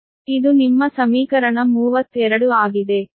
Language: Kannada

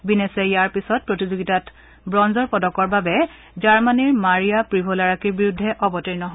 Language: Assamese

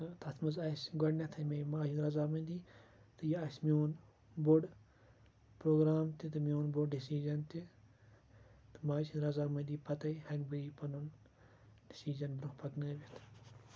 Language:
Kashmiri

